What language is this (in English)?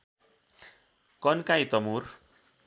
Nepali